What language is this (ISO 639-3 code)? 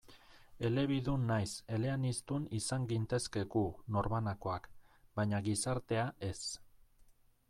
eus